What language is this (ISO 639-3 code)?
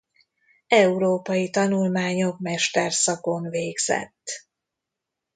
hun